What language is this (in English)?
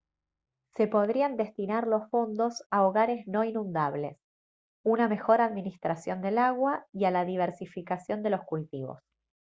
Spanish